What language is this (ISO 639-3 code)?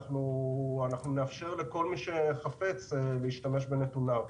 heb